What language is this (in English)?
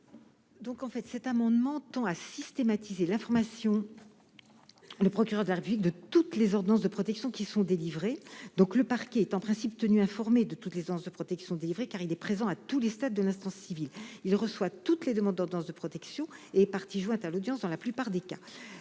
French